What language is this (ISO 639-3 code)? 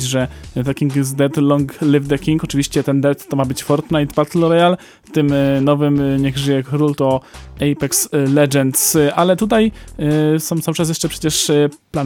pol